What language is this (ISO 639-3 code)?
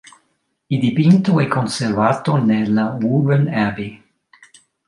ita